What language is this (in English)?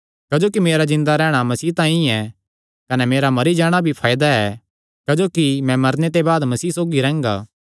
Kangri